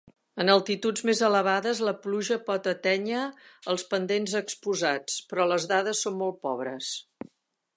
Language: Catalan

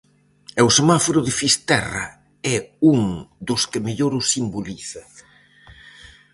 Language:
Galician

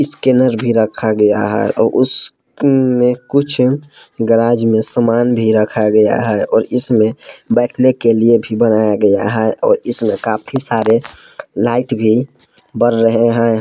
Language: Hindi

